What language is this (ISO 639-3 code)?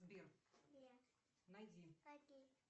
rus